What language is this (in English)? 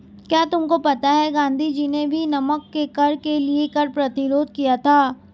Hindi